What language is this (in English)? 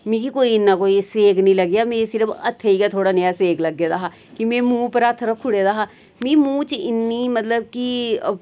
Dogri